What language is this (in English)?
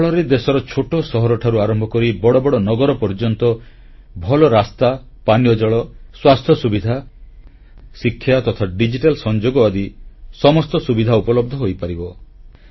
Odia